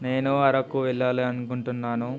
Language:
Telugu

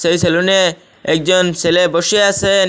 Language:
Bangla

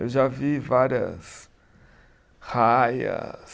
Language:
Portuguese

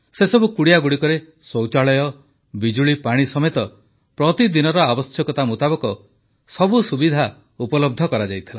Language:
Odia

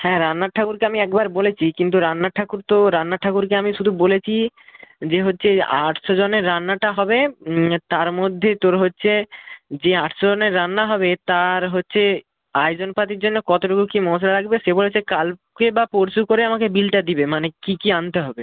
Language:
Bangla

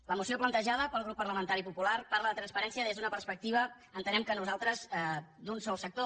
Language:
Catalan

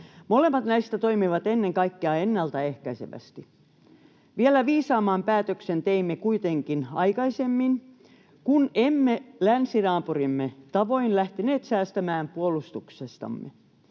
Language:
Finnish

